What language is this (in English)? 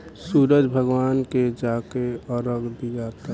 Bhojpuri